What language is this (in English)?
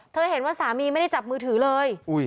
Thai